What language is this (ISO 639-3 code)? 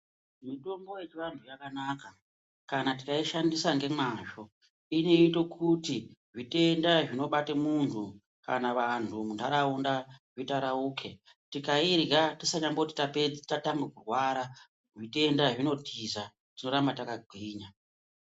ndc